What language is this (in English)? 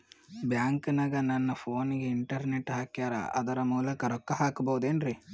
Kannada